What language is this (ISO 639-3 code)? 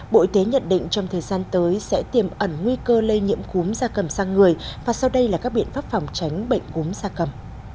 vie